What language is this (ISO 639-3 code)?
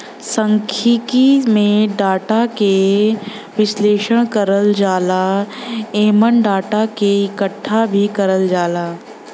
bho